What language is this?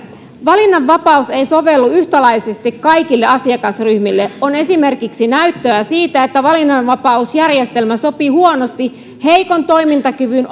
Finnish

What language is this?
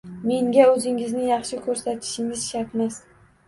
Uzbek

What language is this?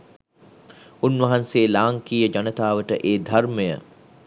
Sinhala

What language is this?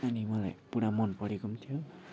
Nepali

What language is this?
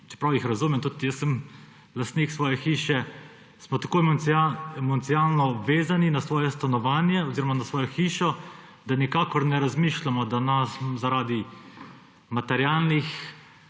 Slovenian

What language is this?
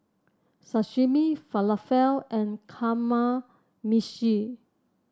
English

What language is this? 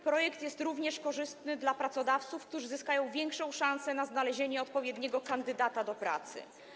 Polish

